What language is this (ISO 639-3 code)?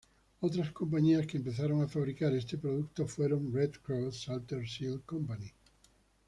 spa